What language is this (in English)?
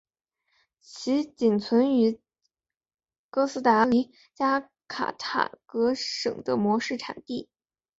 Chinese